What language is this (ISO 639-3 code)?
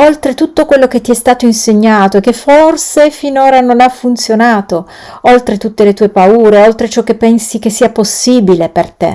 ita